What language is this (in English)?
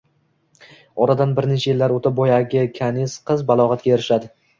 Uzbek